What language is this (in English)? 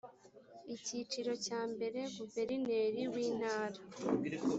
Kinyarwanda